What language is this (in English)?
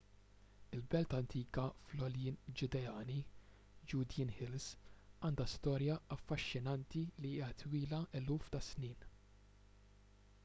Maltese